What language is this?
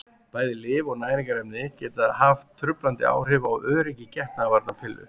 Icelandic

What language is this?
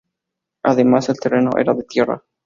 Spanish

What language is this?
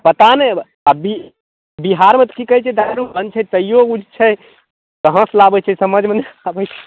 Maithili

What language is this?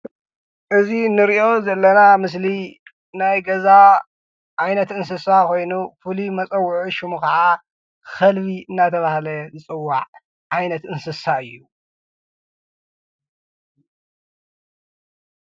Tigrinya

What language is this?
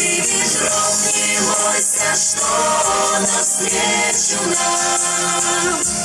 Russian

